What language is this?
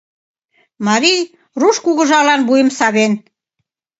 Mari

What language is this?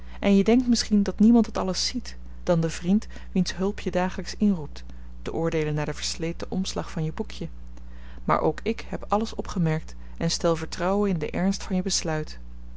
Dutch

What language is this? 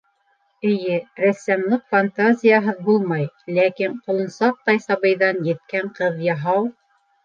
Bashkir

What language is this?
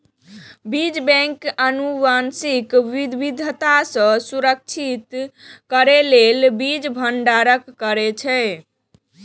Maithili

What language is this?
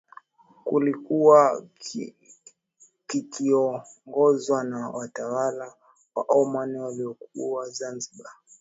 Swahili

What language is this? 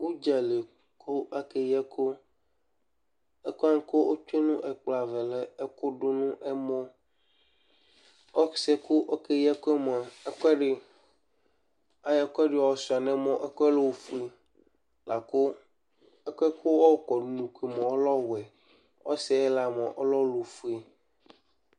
Ikposo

